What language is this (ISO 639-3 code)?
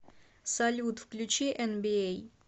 rus